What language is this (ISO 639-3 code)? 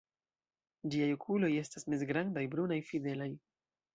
epo